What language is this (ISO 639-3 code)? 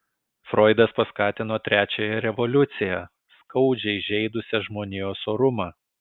lit